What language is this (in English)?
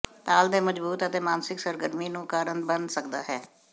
Punjabi